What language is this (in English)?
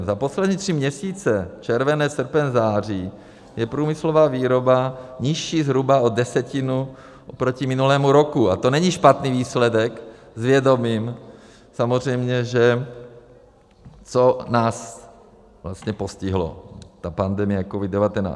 Czech